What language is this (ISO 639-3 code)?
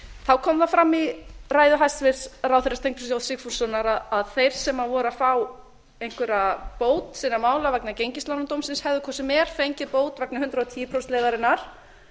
isl